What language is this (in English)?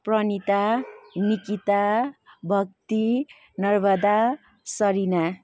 Nepali